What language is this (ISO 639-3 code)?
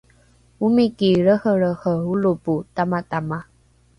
dru